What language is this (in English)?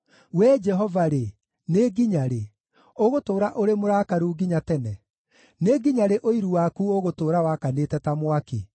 Kikuyu